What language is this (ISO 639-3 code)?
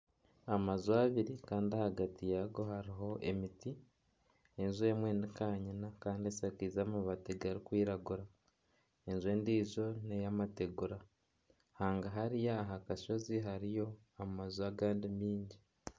nyn